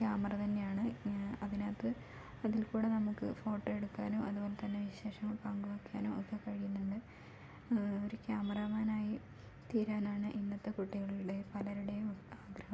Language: Malayalam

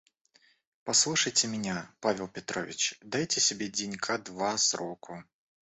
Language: Russian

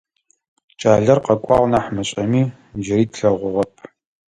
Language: Adyghe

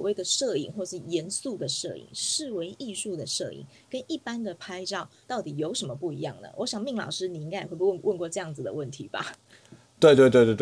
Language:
Chinese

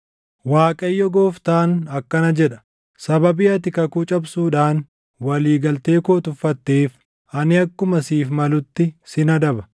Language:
Oromo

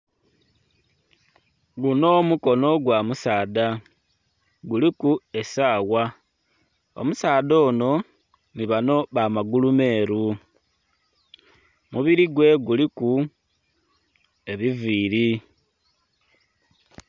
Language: Soga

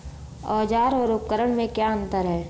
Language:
Hindi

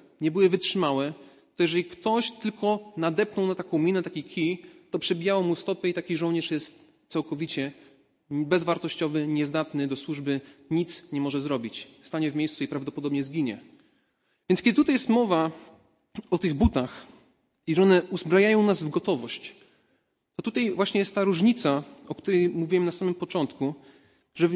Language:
Polish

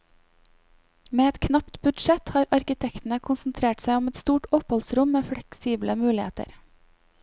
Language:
Norwegian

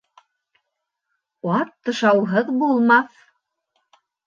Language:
Bashkir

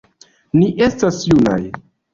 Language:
Esperanto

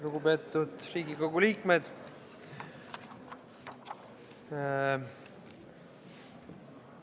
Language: Estonian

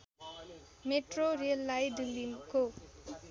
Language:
Nepali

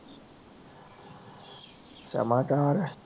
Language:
Punjabi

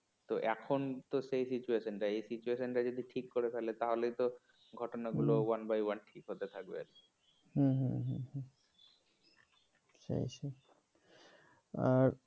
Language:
Bangla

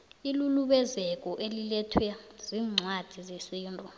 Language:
South Ndebele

